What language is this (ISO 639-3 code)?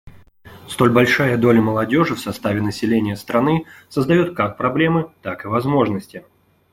rus